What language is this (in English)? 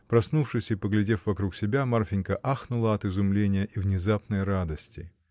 Russian